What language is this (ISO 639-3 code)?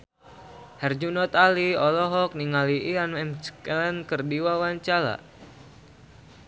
sun